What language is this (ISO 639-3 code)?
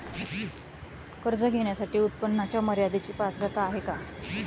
mar